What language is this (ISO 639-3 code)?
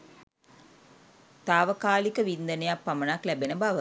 sin